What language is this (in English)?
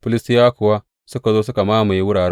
Hausa